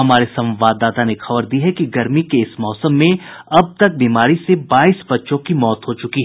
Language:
Hindi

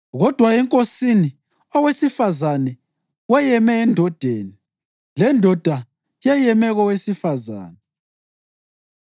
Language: North Ndebele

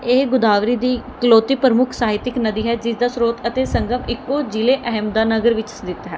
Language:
Punjabi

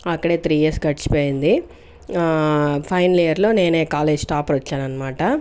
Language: Telugu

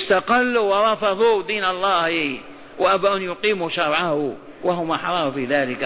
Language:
Arabic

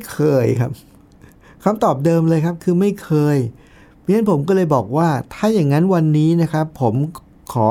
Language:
Thai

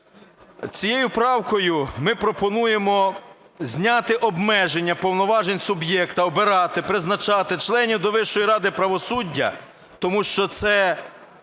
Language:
Ukrainian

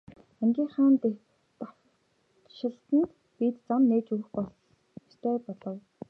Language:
Mongolian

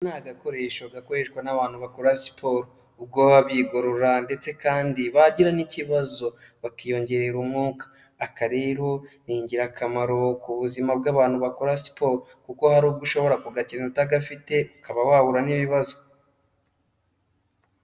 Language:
Kinyarwanda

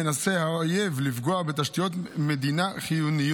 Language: Hebrew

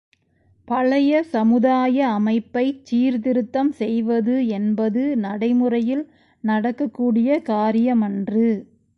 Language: Tamil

